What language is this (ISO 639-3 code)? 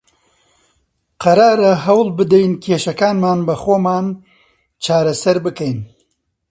ckb